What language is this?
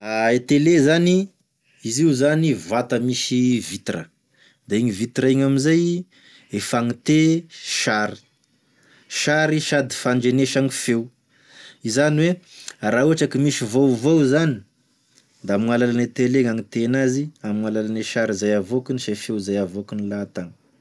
Tesaka Malagasy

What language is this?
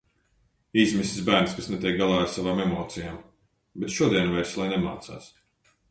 Latvian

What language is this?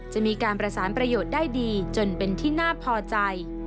Thai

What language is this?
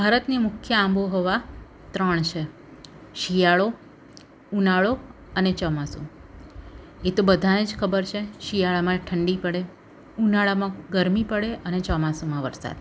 Gujarati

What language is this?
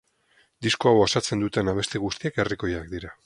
Basque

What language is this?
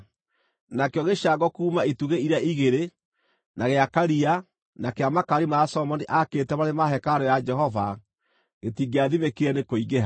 Kikuyu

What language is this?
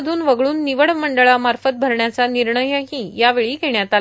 Marathi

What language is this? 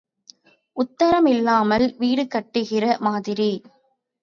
Tamil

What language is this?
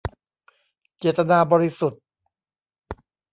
Thai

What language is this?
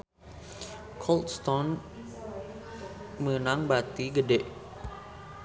Sundanese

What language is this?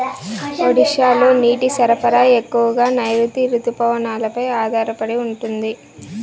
Telugu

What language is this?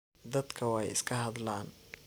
Somali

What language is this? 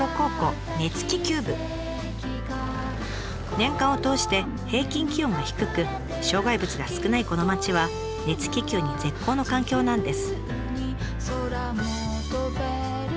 Japanese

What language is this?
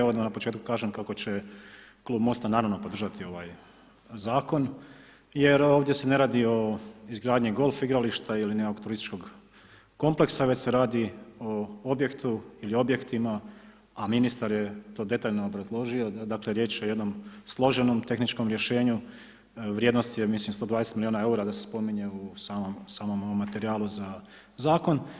Croatian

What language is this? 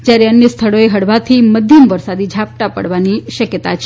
Gujarati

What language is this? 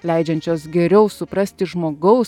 Lithuanian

